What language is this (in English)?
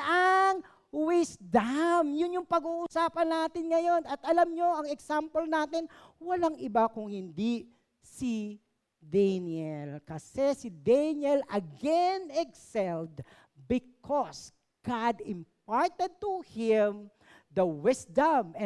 Filipino